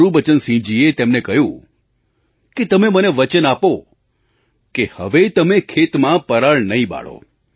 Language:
Gujarati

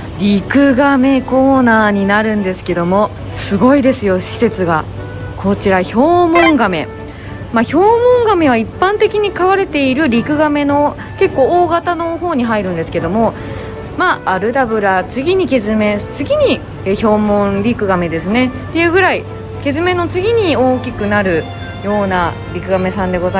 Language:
Japanese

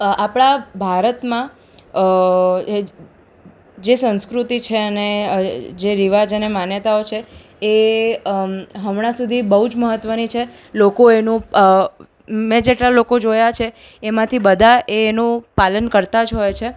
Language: Gujarati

